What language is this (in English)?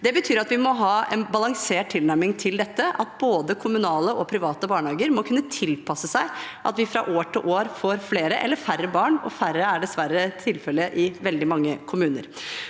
Norwegian